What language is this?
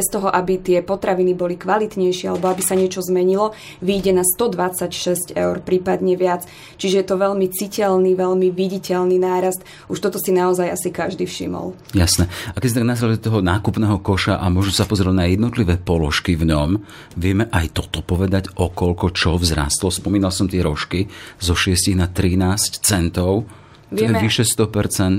Slovak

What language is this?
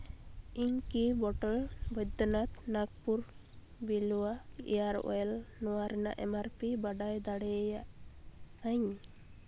Santali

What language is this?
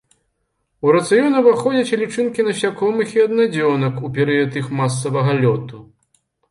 Belarusian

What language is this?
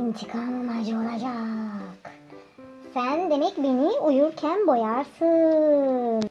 Turkish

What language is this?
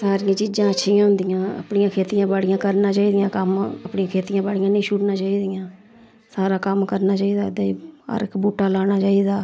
Dogri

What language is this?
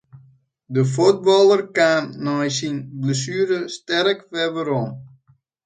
Western Frisian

